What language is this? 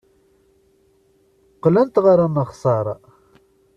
Kabyle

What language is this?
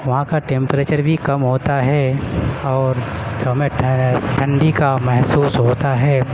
Urdu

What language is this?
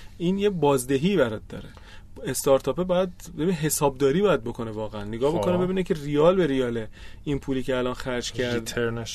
Persian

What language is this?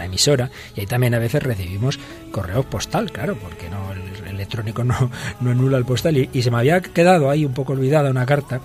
Spanish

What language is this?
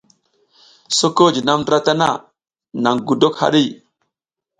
South Giziga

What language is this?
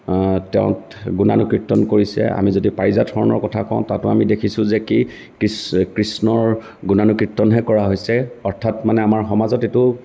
Assamese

